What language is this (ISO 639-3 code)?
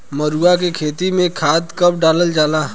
bho